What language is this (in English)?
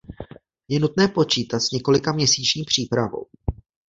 Czech